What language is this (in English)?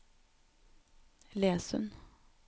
Norwegian